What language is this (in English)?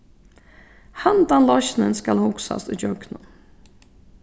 Faroese